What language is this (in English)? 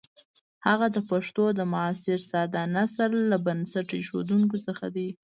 Pashto